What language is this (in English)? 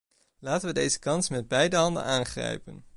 Dutch